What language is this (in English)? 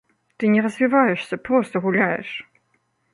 Belarusian